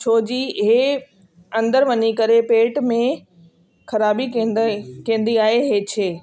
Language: Sindhi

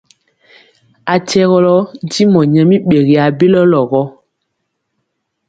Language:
Mpiemo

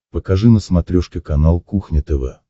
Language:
Russian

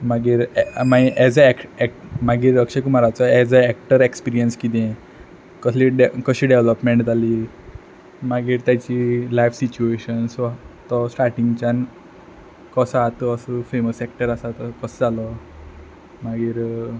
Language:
Konkani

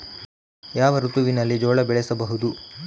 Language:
Kannada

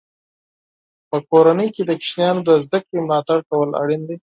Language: Pashto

